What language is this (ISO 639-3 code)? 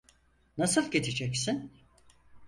tur